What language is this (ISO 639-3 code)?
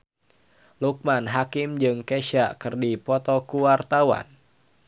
sun